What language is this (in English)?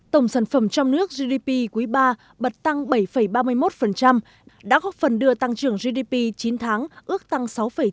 Vietnamese